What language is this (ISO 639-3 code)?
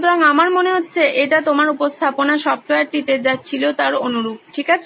ben